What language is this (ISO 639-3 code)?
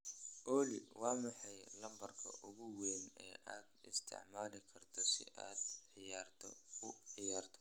som